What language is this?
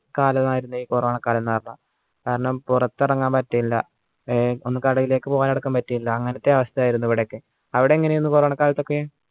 Malayalam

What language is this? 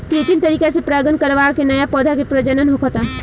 Bhojpuri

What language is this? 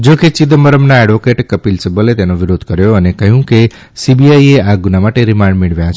Gujarati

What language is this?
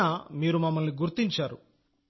Telugu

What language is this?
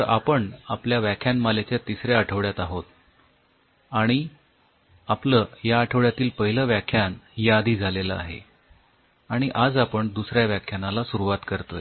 Marathi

